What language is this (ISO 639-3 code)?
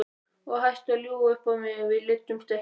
isl